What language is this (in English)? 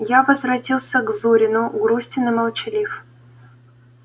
Russian